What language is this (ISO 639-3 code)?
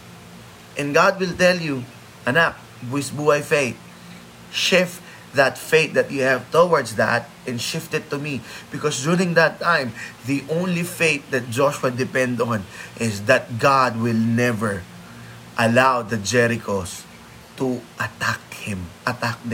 fil